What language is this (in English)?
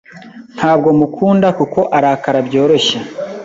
Kinyarwanda